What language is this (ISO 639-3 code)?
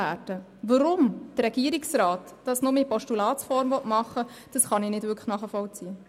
gsw